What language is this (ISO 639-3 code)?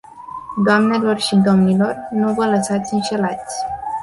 ron